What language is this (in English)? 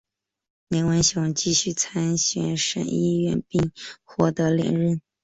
Chinese